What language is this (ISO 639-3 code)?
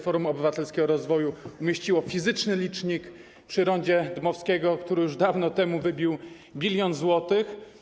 pol